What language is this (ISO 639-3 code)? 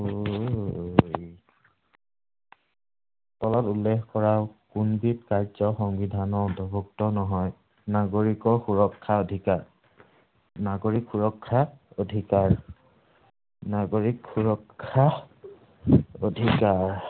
asm